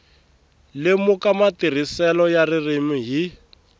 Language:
Tsonga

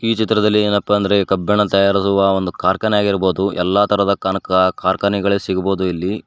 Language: Kannada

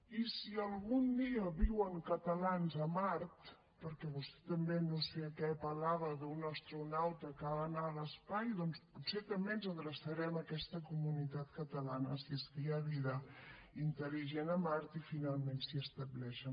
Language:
Catalan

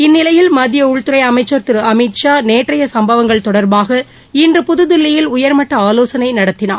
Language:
Tamil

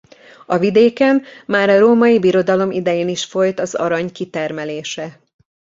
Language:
Hungarian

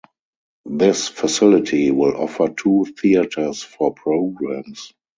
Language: English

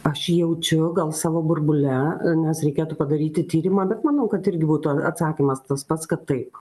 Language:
Lithuanian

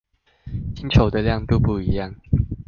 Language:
Chinese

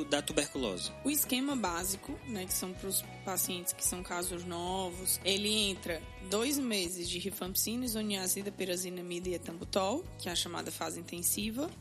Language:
Portuguese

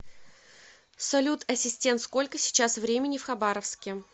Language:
Russian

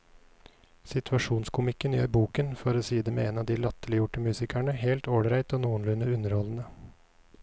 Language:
Norwegian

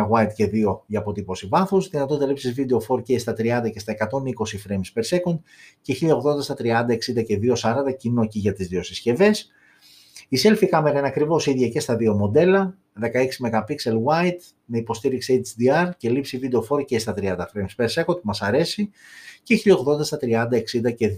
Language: Greek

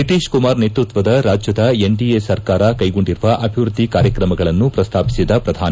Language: Kannada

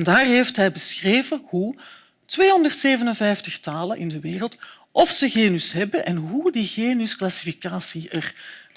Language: Dutch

